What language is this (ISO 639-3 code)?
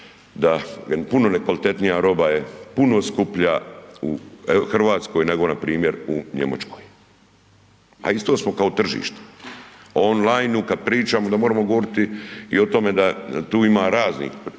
hrv